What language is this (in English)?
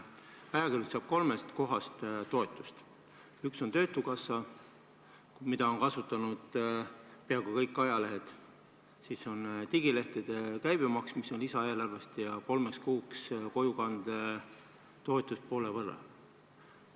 Estonian